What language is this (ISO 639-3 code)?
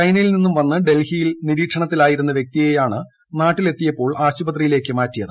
mal